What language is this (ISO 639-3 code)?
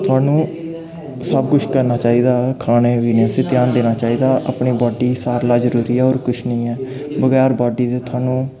doi